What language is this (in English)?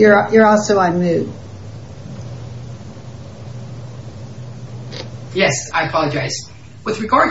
English